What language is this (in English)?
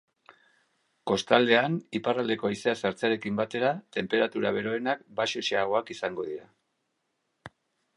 Basque